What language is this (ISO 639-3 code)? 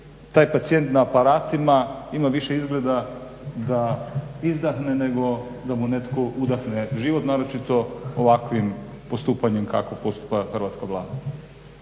hrv